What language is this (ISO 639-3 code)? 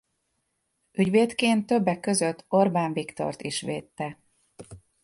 hun